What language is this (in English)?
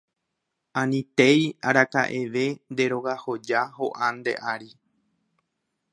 Guarani